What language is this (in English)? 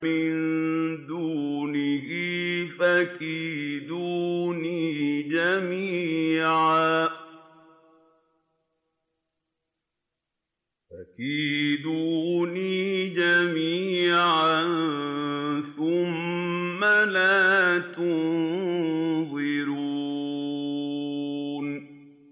Arabic